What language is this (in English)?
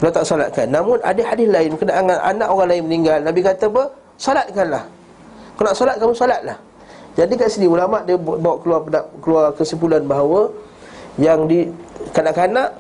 Malay